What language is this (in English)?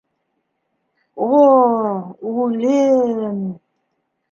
Bashkir